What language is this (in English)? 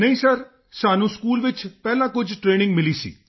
Punjabi